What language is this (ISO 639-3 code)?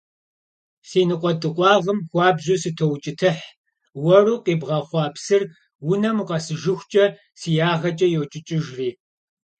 kbd